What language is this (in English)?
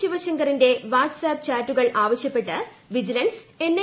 Malayalam